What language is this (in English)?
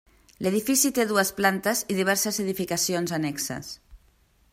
Catalan